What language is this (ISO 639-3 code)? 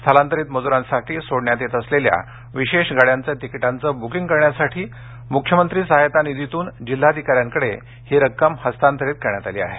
mar